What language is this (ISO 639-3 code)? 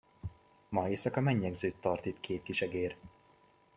hun